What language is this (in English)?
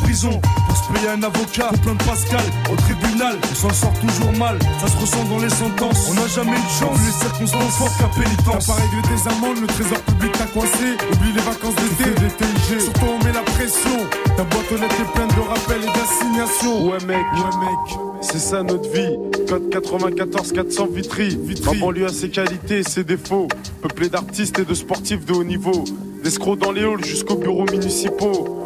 French